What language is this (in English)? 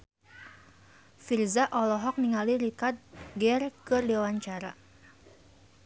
Sundanese